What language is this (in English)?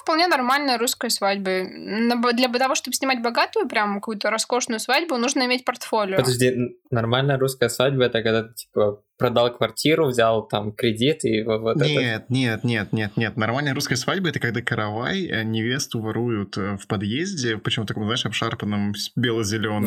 Russian